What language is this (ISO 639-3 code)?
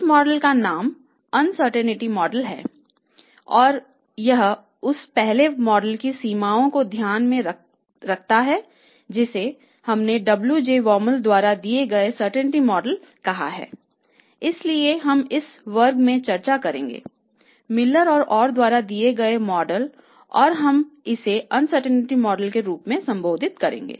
hin